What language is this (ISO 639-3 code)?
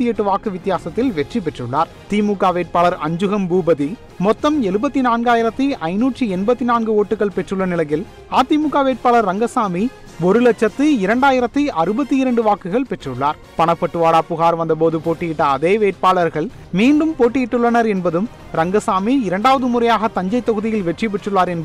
ita